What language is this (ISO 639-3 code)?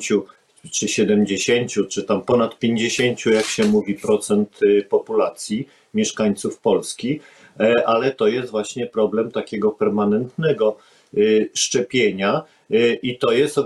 pol